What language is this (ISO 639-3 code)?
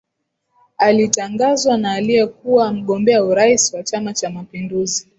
swa